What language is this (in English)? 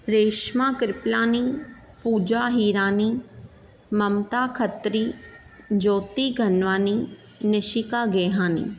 Sindhi